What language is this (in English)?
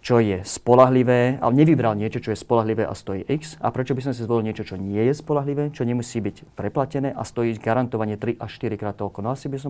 Slovak